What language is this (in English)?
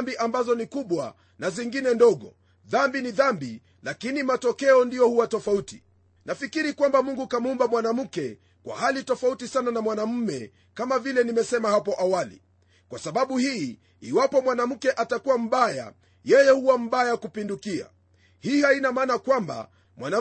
Swahili